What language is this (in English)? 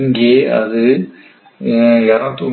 Tamil